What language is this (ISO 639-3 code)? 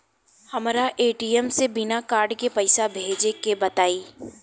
bho